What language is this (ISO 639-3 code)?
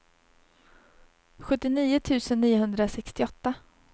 swe